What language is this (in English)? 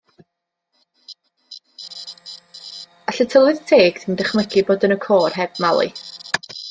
Welsh